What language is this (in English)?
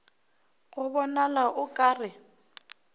Northern Sotho